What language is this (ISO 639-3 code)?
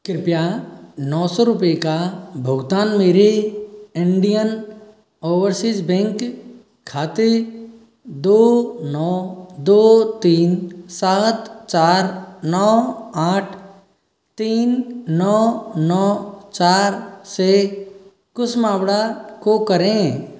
hin